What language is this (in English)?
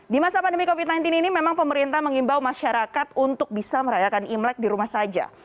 Indonesian